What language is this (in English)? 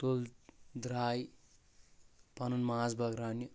Kashmiri